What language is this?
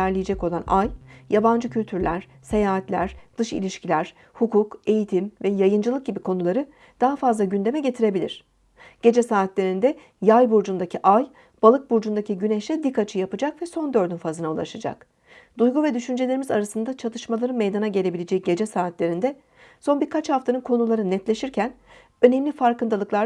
Turkish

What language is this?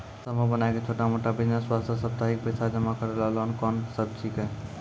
Maithili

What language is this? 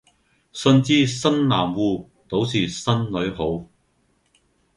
Cantonese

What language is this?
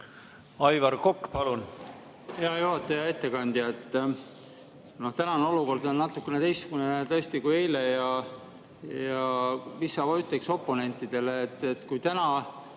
Estonian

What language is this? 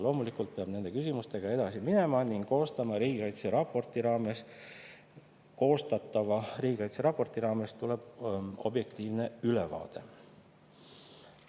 Estonian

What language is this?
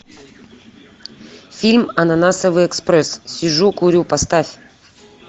Russian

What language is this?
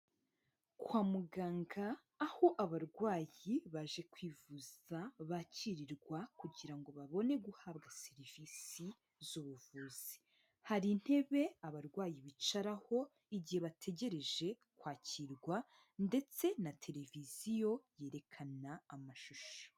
Kinyarwanda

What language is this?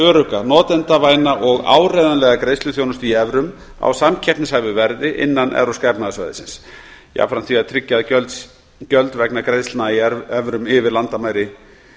Icelandic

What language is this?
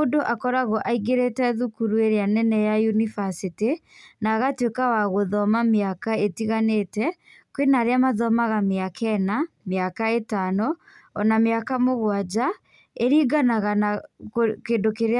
Kikuyu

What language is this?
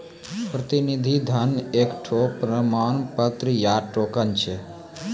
Maithili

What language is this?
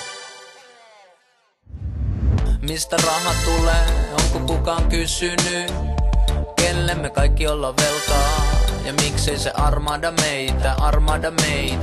Finnish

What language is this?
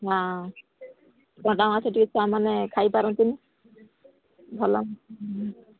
Odia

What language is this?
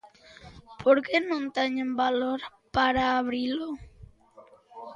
Galician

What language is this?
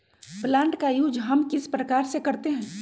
Magahi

